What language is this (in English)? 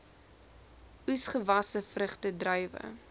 Afrikaans